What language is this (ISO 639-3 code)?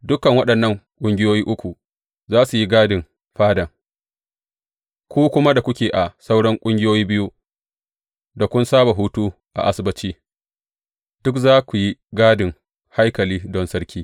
hau